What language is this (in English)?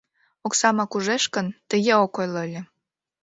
Mari